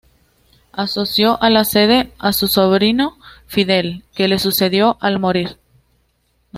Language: Spanish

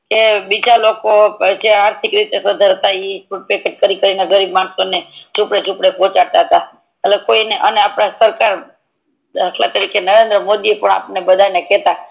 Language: Gujarati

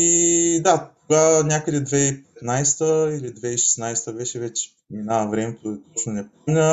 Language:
Bulgarian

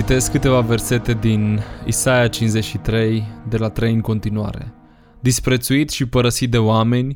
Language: Romanian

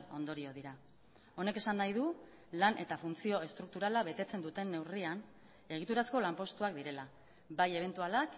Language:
Basque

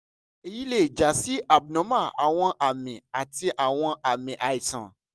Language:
Yoruba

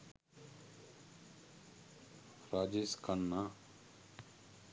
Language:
Sinhala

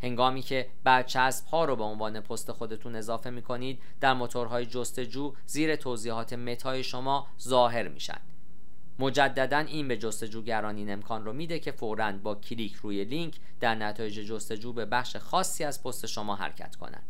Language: Persian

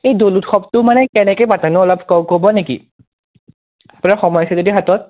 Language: Assamese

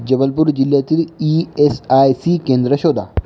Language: Marathi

